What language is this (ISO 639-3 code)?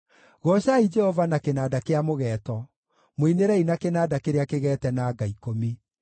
kik